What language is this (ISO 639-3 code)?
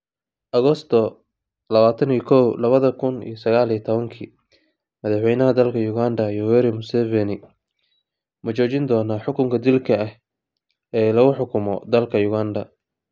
som